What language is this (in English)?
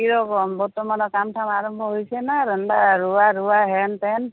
Assamese